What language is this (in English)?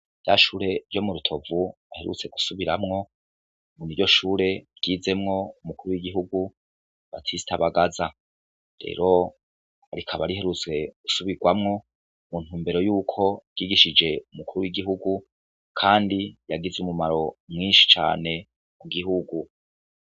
Rundi